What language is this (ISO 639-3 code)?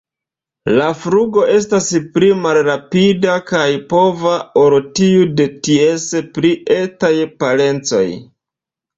epo